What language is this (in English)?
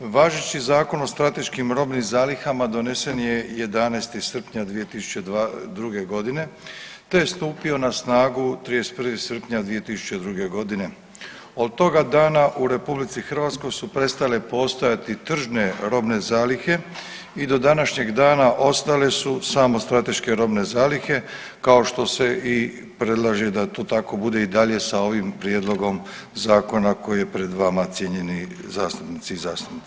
Croatian